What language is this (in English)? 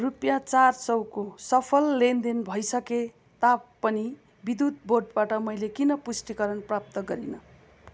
Nepali